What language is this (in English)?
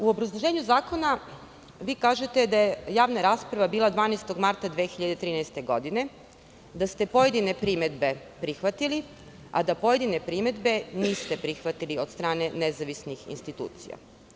Serbian